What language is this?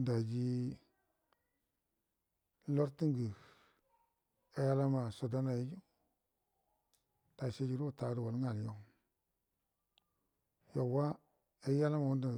Buduma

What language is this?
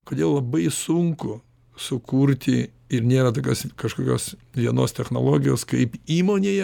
Lithuanian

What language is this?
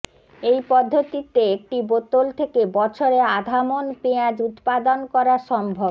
Bangla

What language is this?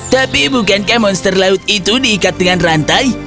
Indonesian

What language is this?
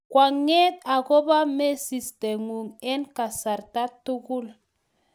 Kalenjin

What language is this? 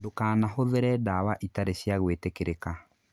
Kikuyu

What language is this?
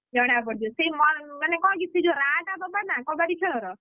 Odia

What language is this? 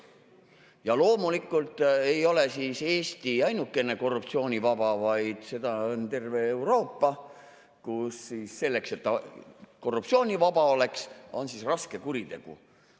Estonian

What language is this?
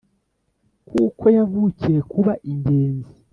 Kinyarwanda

